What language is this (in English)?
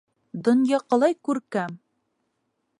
Bashkir